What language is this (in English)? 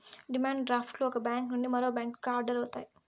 Telugu